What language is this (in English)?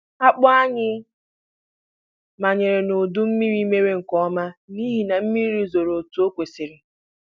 Igbo